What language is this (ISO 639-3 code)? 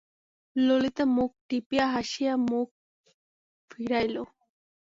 ben